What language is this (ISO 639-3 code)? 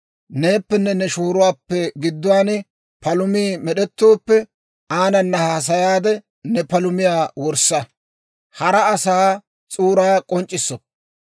dwr